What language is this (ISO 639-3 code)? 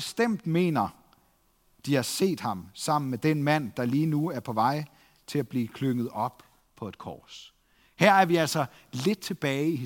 dan